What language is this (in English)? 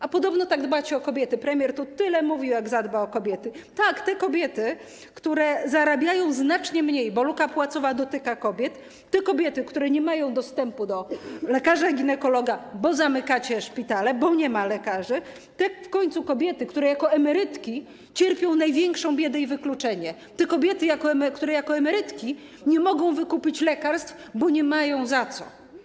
Polish